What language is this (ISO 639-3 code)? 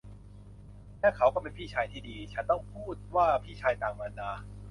tha